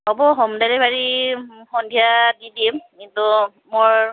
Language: Assamese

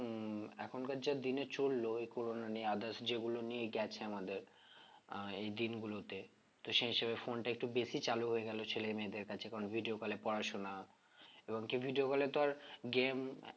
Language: Bangla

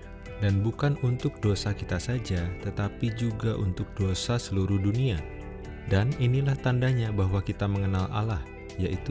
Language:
Indonesian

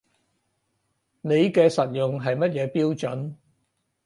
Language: Cantonese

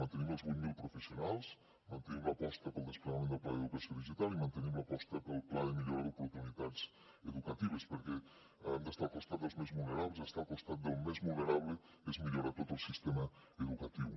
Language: Catalan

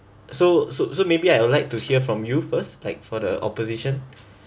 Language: English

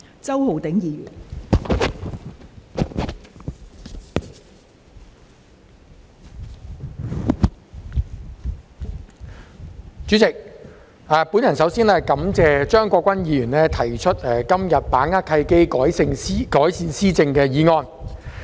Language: Cantonese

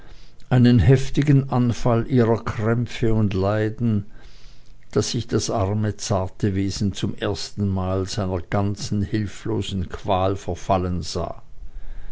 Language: German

